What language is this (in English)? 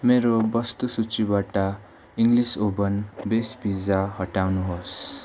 Nepali